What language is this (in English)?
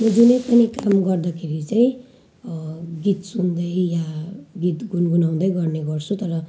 Nepali